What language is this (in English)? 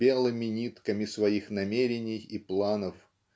Russian